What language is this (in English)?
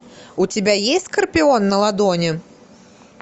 Russian